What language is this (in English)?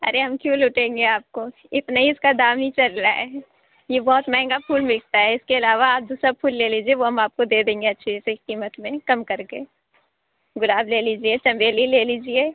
Urdu